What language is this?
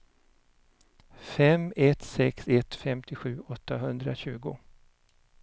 Swedish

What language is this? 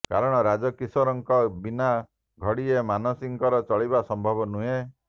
Odia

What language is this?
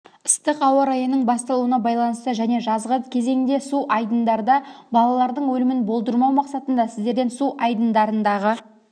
Kazakh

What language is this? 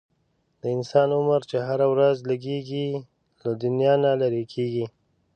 Pashto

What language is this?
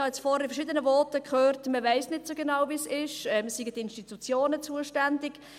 Swiss German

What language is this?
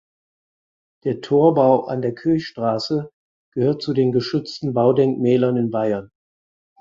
German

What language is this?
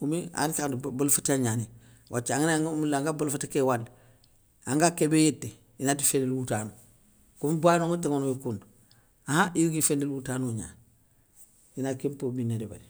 Soninke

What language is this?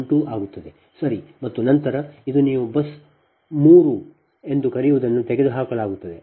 Kannada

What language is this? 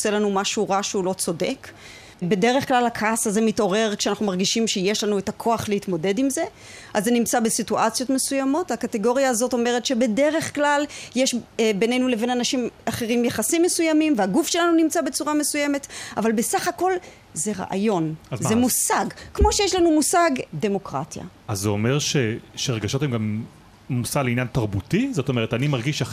Hebrew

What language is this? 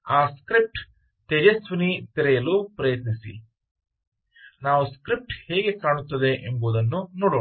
Kannada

